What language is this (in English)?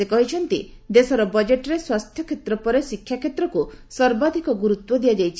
Odia